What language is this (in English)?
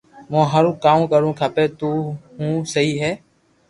Loarki